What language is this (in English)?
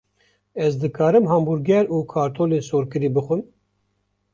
Kurdish